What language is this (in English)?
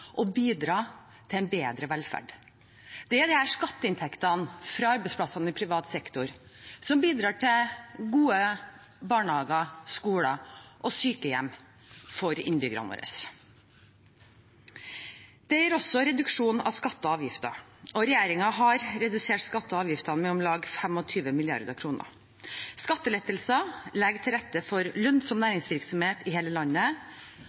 Norwegian Bokmål